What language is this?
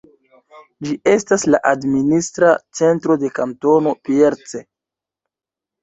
Esperanto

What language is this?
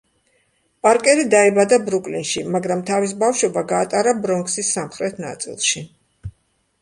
Georgian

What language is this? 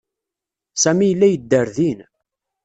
Kabyle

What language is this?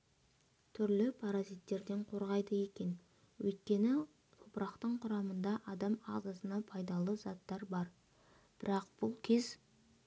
Kazakh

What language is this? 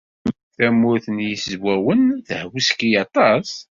Kabyle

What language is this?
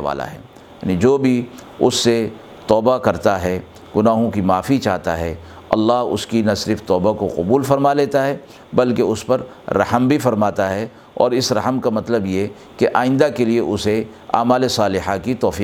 Urdu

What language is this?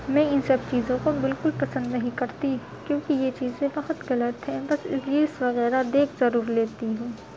Urdu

